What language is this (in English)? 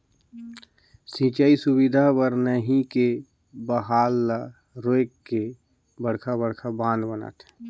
Chhattisgarhi